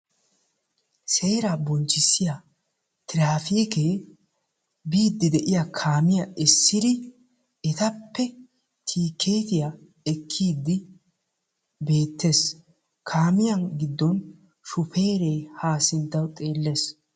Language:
Wolaytta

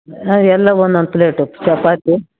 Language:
Kannada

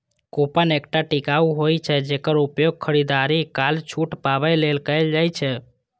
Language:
Maithili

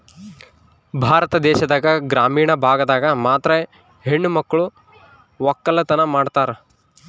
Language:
Kannada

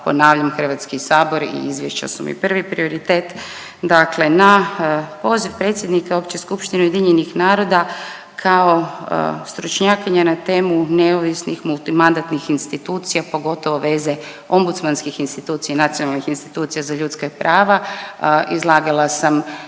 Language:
Croatian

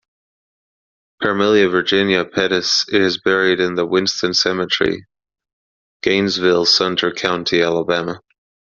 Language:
English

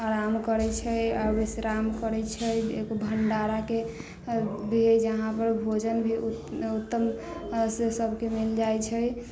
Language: Maithili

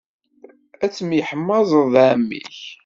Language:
Kabyle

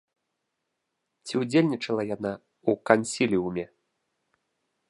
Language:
Belarusian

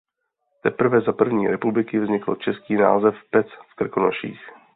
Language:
Czech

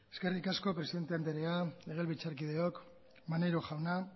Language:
Basque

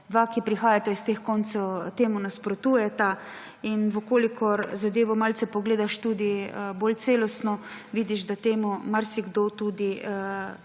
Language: Slovenian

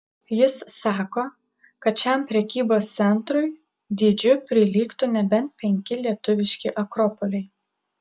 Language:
Lithuanian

